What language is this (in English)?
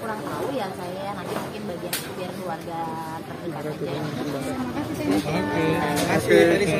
Indonesian